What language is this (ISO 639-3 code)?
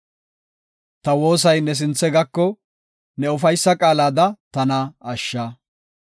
gof